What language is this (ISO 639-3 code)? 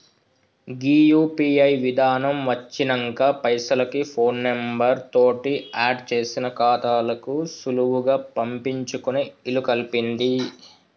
tel